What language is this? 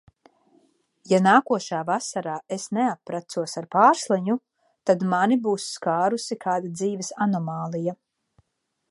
Latvian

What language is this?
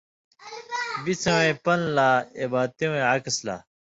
Indus Kohistani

